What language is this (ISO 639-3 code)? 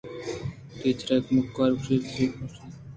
bgp